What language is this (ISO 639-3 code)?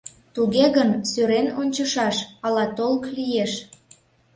chm